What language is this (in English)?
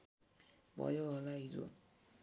Nepali